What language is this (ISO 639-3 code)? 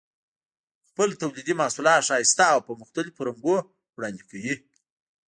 pus